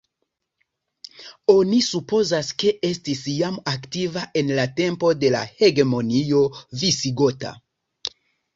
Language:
Esperanto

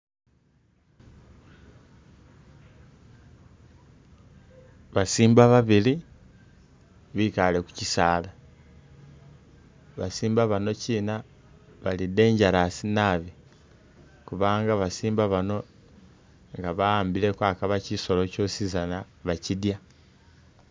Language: Masaaba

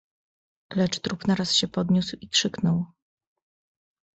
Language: Polish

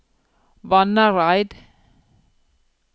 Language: Norwegian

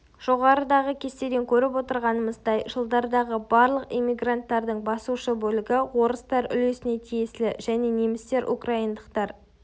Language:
Kazakh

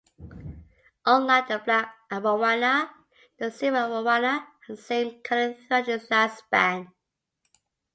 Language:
English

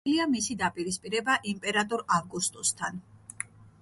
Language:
Georgian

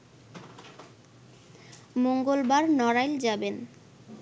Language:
Bangla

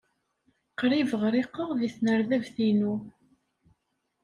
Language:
Kabyle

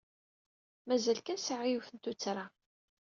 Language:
Kabyle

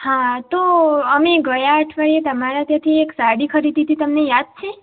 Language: Gujarati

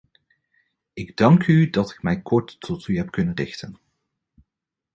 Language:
Dutch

